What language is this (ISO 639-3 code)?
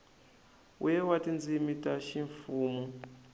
tso